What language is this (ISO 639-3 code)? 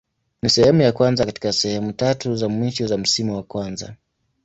swa